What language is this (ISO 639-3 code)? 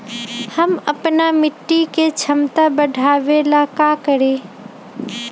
mag